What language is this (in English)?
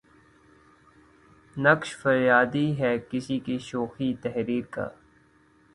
Urdu